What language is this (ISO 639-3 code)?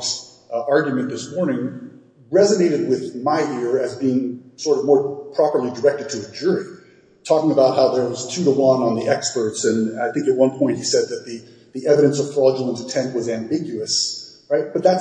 eng